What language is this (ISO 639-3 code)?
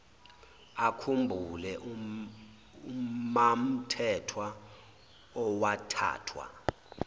zul